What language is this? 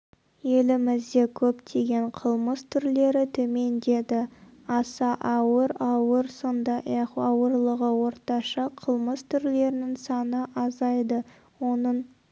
Kazakh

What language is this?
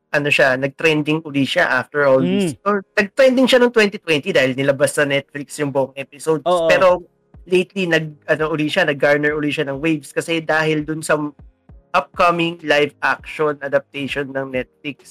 Filipino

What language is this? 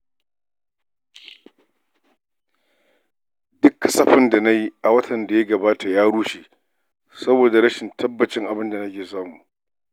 Hausa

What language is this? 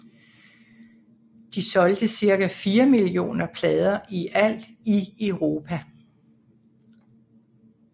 Danish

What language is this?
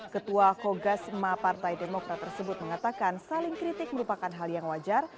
Indonesian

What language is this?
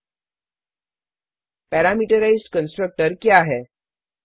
Hindi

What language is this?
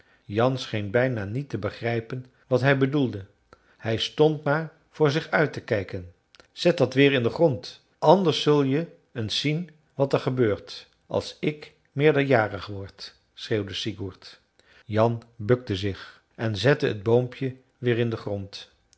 Dutch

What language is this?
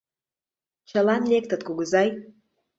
Mari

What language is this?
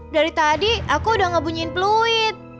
Indonesian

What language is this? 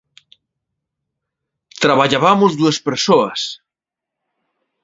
Galician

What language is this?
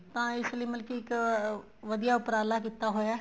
Punjabi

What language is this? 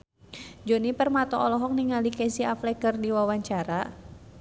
Sundanese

